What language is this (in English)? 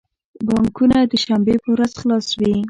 Pashto